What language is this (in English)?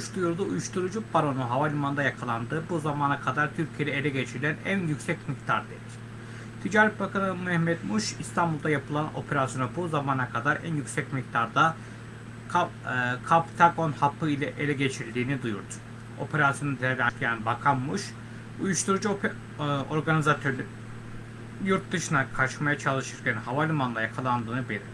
Turkish